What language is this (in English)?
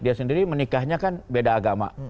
Indonesian